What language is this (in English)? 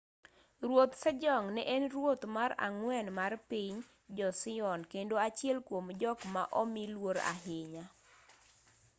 Luo (Kenya and Tanzania)